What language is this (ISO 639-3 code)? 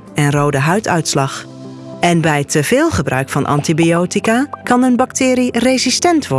nld